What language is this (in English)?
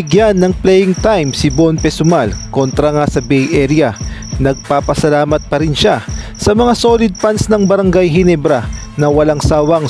Filipino